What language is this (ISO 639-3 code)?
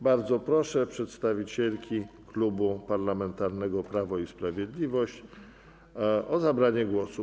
pol